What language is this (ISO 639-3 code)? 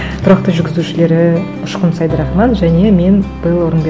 kaz